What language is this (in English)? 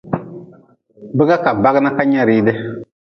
Nawdm